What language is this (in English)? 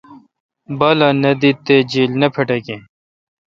Kalkoti